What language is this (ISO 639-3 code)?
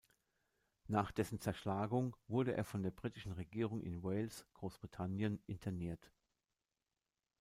deu